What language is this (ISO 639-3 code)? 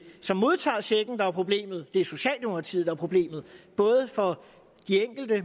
dan